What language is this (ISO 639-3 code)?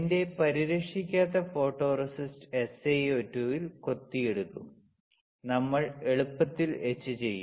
mal